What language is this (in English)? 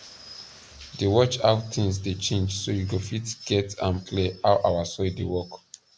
Nigerian Pidgin